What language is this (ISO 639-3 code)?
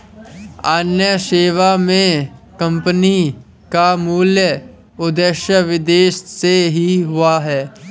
hin